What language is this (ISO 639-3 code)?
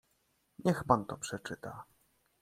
pol